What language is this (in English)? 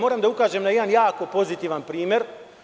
Serbian